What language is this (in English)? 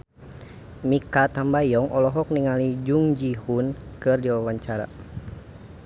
Sundanese